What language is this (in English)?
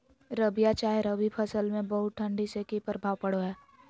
Magahi